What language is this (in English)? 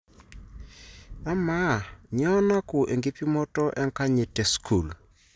Masai